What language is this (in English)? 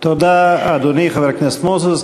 Hebrew